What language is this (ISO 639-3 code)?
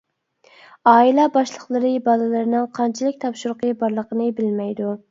uig